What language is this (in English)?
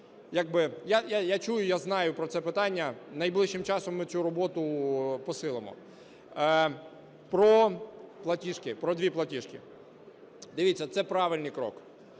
Ukrainian